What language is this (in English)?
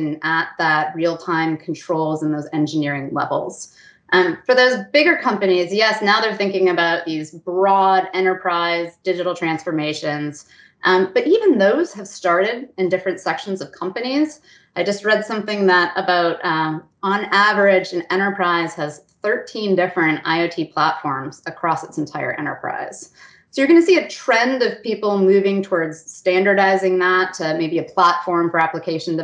English